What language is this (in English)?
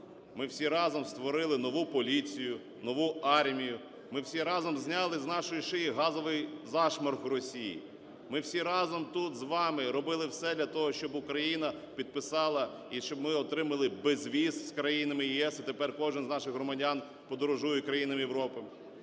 Ukrainian